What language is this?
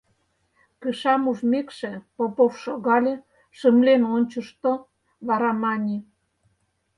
Mari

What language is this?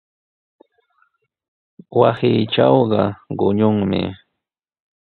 Sihuas Ancash Quechua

